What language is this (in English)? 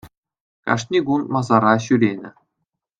Chuvash